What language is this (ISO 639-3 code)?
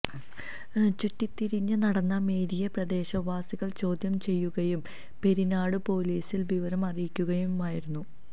mal